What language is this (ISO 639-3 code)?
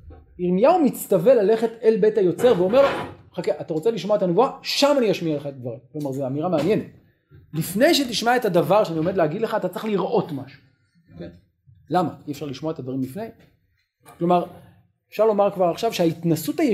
heb